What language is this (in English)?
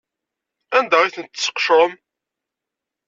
Kabyle